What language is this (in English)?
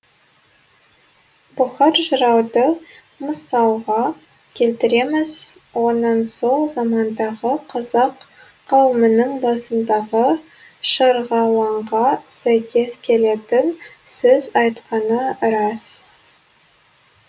Kazakh